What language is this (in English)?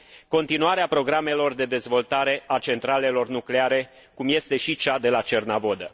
Romanian